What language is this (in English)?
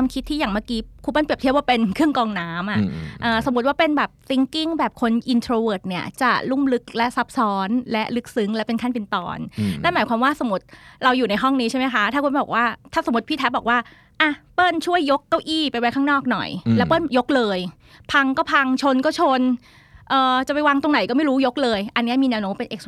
Thai